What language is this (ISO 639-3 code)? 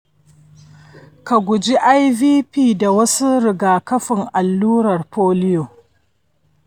hau